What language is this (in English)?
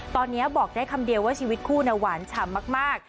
Thai